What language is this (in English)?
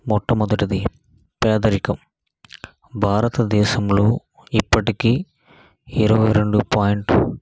Telugu